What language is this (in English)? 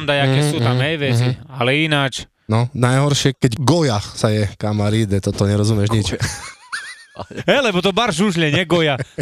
Slovak